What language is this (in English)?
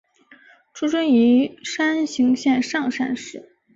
Chinese